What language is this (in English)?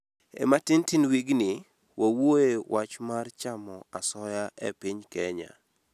Luo (Kenya and Tanzania)